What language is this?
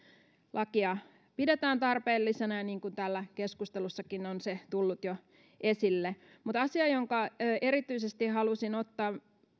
Finnish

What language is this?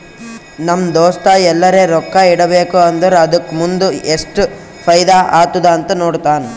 Kannada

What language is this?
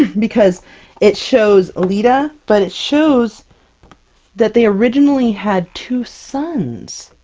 English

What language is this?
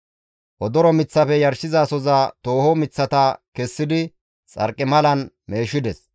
Gamo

